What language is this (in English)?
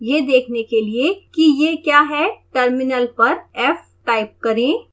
Hindi